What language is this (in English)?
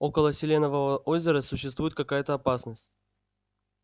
Russian